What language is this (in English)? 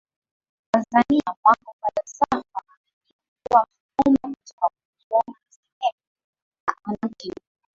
Swahili